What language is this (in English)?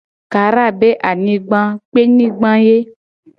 Gen